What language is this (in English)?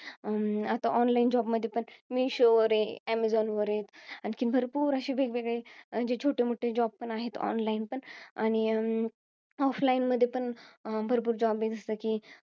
Marathi